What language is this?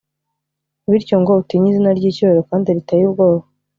Kinyarwanda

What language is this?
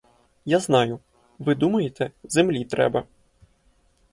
Ukrainian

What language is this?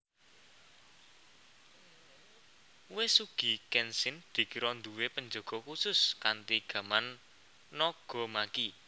Javanese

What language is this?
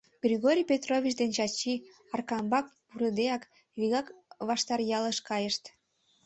Mari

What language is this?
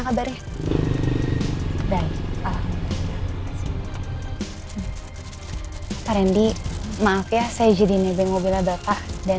Indonesian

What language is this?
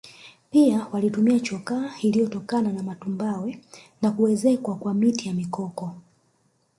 Swahili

